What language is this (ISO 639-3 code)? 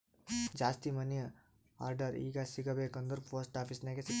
kan